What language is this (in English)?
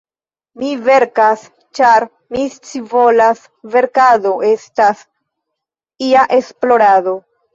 Esperanto